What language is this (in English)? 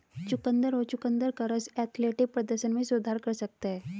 Hindi